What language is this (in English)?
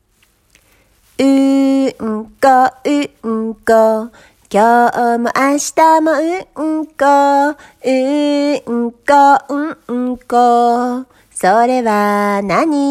Japanese